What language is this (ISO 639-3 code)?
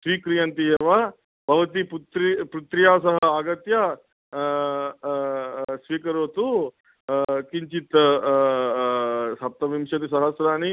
san